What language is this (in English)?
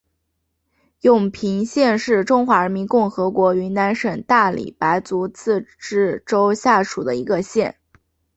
Chinese